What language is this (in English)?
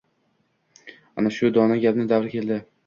Uzbek